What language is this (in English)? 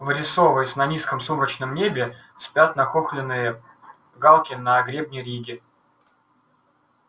Russian